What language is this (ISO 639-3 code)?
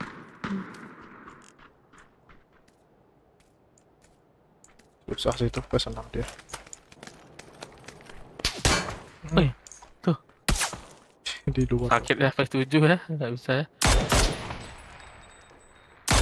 ind